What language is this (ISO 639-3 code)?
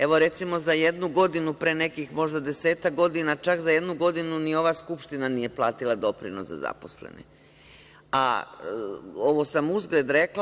srp